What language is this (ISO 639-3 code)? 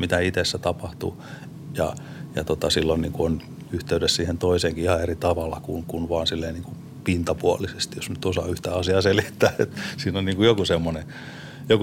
fin